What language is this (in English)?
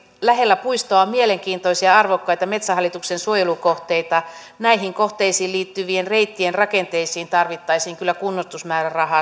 Finnish